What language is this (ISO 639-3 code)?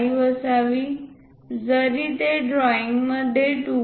mar